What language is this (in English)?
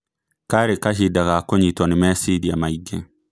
Kikuyu